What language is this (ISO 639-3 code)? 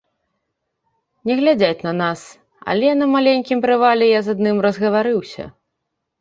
bel